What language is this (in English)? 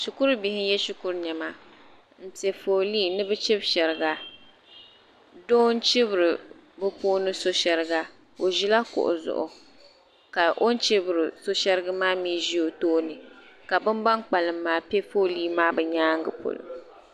Dagbani